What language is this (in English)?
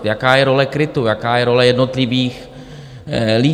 Czech